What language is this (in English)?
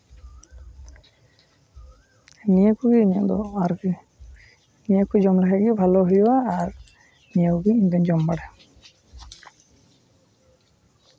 Santali